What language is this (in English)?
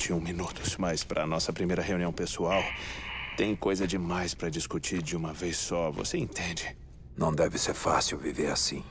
Portuguese